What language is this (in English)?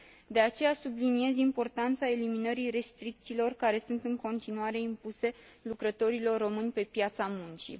Romanian